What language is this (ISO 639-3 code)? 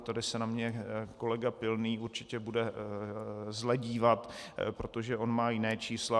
ces